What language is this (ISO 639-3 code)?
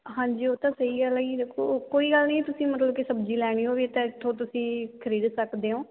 pan